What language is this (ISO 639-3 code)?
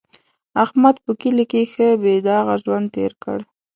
pus